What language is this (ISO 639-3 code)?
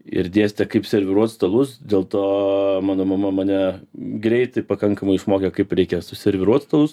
lit